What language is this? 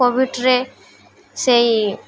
Odia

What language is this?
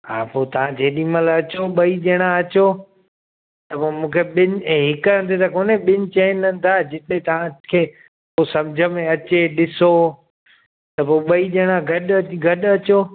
Sindhi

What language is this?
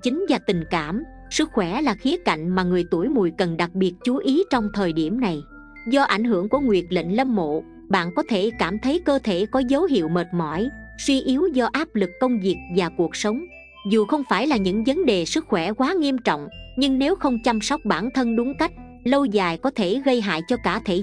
Vietnamese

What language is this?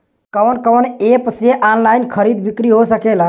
Bhojpuri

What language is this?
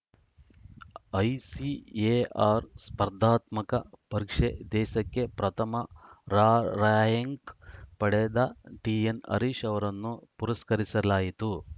Kannada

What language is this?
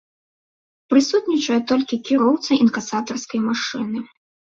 Belarusian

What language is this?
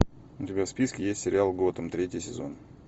Russian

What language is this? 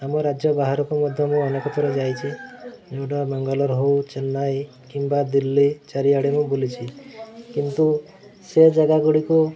Odia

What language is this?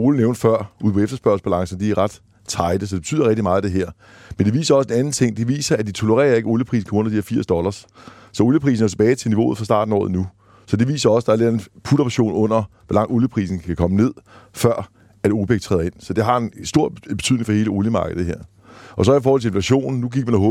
Danish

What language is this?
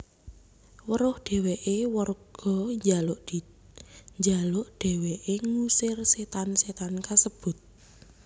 Javanese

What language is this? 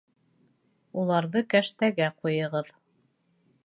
Bashkir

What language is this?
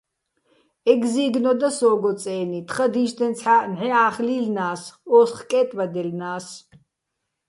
Bats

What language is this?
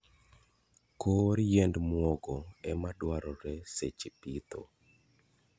Luo (Kenya and Tanzania)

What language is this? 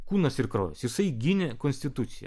Lithuanian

